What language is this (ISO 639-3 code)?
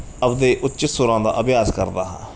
pan